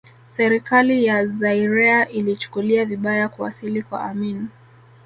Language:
Swahili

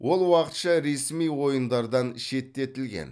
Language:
Kazakh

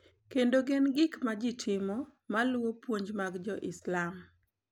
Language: Luo (Kenya and Tanzania)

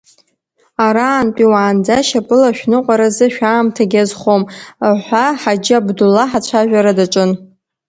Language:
Abkhazian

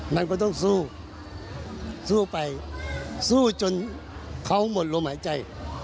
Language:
Thai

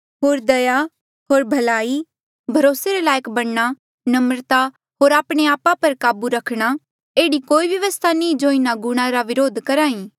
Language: Mandeali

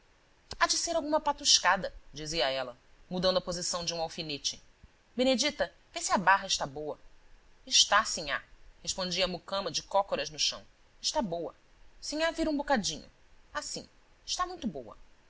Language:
Portuguese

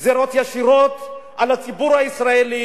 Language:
Hebrew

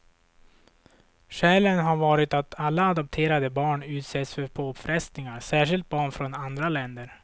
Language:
Swedish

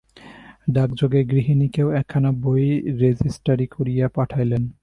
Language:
Bangla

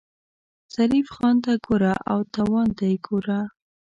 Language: Pashto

